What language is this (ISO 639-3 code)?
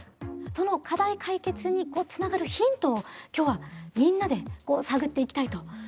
jpn